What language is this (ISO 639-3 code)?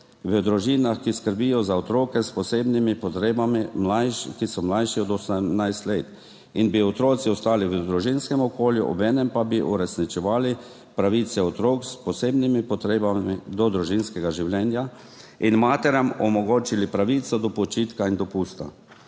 slv